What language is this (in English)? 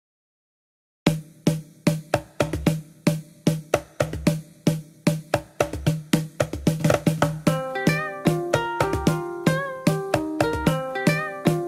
Malayalam